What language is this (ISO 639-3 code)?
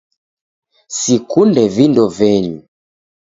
dav